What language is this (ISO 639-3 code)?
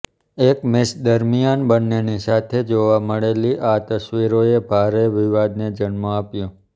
guj